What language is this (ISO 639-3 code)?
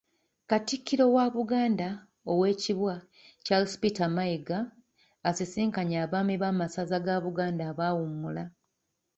lug